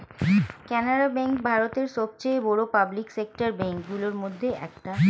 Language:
Bangla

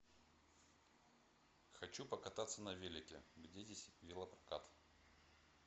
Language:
Russian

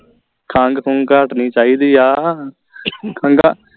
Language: Punjabi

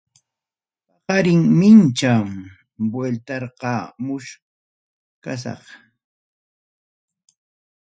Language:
Ayacucho Quechua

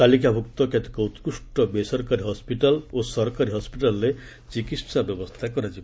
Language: Odia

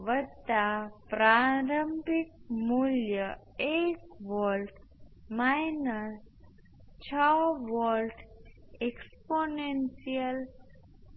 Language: Gujarati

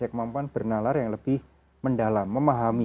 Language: Indonesian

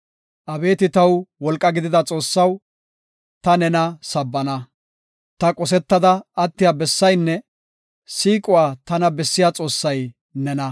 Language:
Gofa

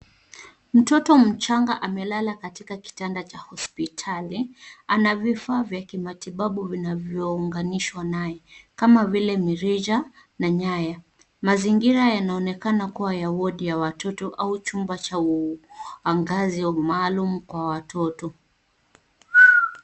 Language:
Swahili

